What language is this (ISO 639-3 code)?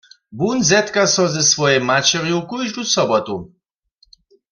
hsb